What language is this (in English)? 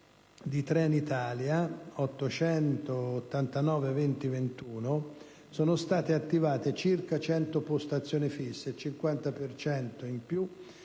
Italian